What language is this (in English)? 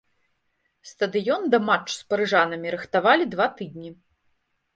Belarusian